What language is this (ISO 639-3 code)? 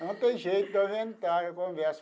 por